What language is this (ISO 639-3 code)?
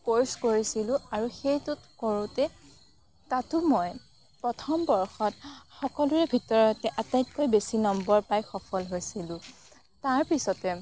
asm